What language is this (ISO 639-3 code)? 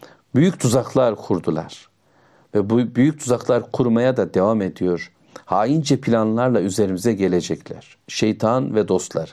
tur